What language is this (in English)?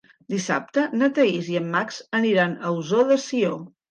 Catalan